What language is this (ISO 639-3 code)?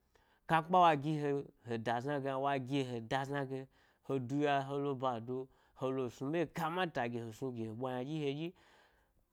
gby